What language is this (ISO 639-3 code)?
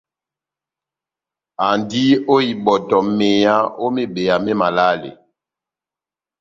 bnm